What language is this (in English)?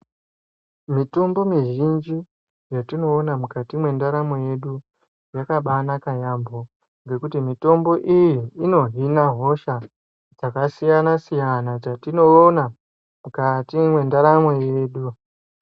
Ndau